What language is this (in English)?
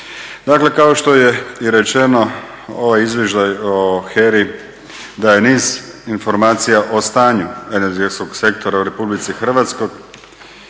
Croatian